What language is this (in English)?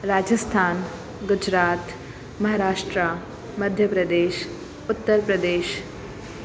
Sindhi